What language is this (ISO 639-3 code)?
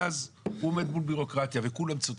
heb